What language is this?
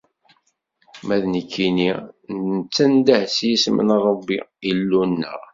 Kabyle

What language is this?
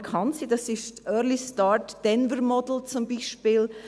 Swiss German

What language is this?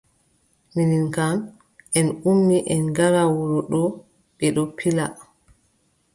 Adamawa Fulfulde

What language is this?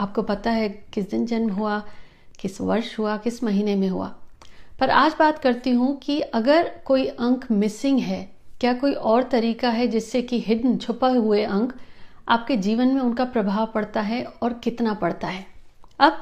Hindi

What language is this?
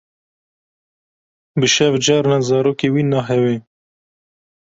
Kurdish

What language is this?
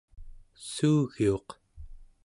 Central Yupik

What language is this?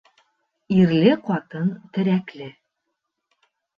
Bashkir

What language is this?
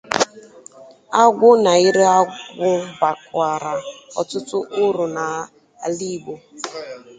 Igbo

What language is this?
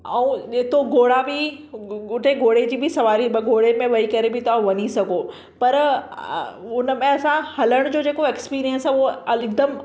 Sindhi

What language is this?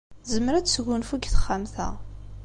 Kabyle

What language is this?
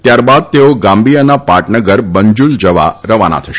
Gujarati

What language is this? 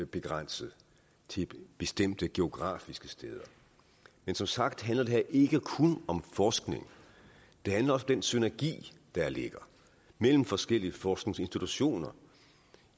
Danish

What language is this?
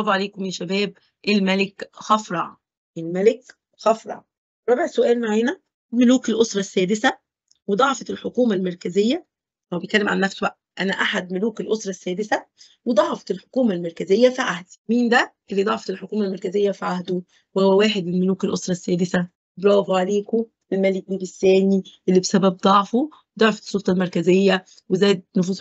Arabic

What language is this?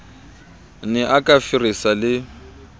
Southern Sotho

